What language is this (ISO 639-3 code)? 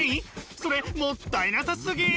jpn